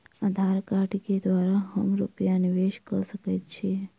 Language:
Maithili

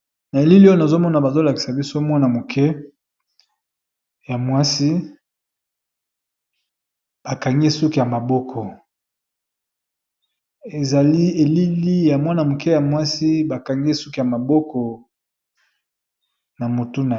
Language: Lingala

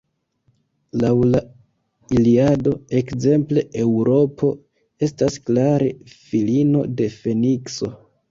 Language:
Esperanto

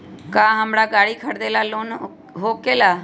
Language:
Magahi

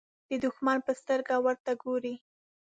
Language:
Pashto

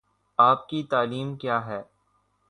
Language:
Urdu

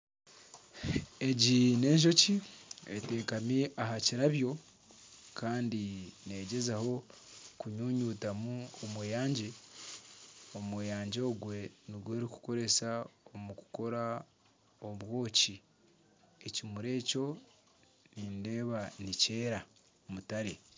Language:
Nyankole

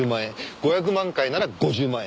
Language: Japanese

